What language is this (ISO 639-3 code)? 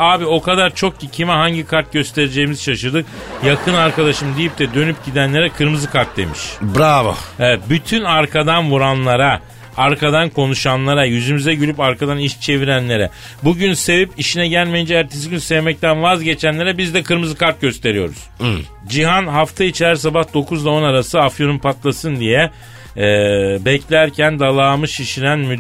tur